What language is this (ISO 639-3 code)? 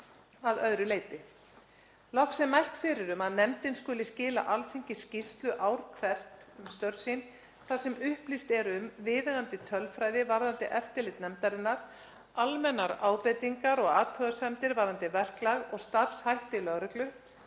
isl